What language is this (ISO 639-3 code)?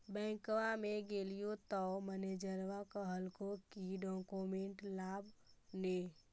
mag